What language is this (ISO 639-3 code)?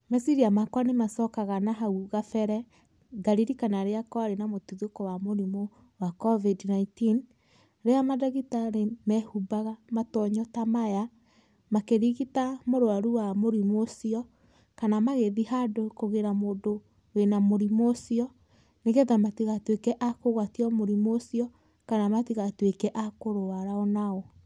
kik